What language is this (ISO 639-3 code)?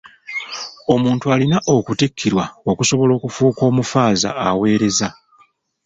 lug